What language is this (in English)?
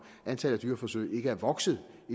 Danish